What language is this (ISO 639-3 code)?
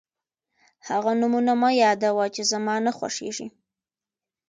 pus